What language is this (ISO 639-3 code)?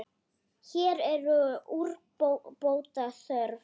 isl